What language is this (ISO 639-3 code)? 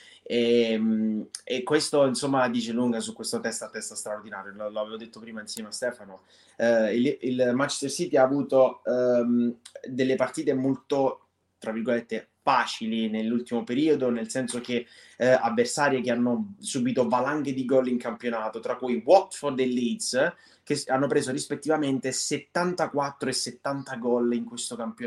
ita